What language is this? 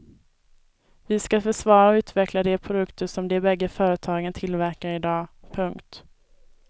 Swedish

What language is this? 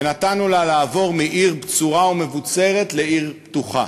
Hebrew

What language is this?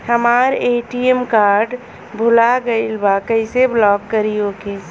Bhojpuri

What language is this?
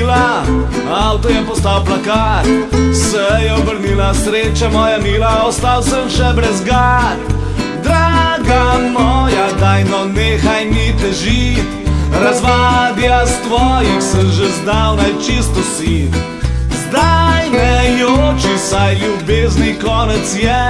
Slovenian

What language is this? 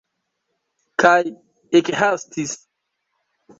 Esperanto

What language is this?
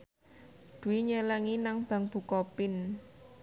Javanese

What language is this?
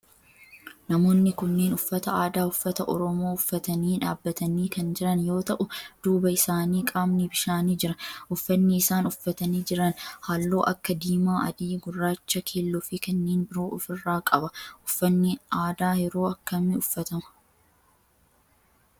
Oromo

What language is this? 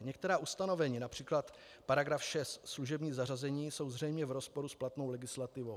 Czech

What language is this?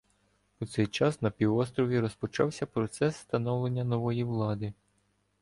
Ukrainian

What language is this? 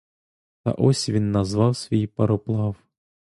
Ukrainian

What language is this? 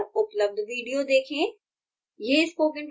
Hindi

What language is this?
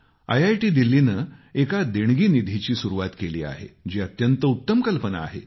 Marathi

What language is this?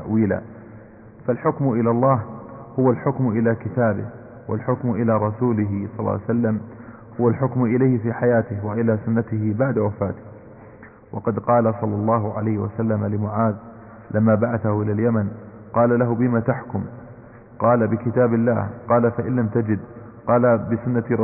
Arabic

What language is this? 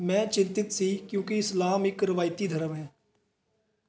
Punjabi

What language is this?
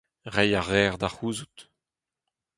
Breton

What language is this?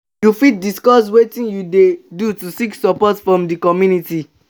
Nigerian Pidgin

